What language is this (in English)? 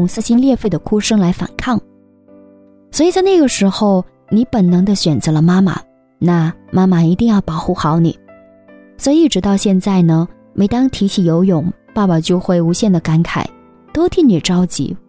Chinese